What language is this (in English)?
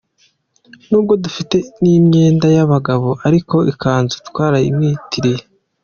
Kinyarwanda